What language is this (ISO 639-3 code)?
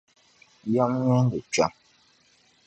dag